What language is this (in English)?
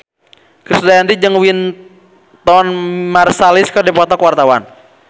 Sundanese